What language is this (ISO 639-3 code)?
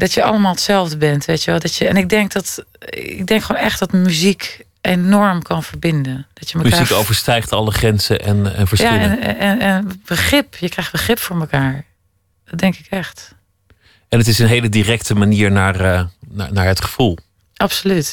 nld